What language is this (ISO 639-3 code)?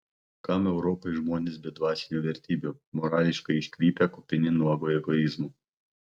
lit